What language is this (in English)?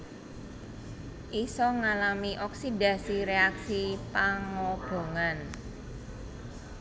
Javanese